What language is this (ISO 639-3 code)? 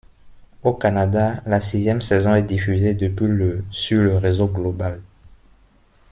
fra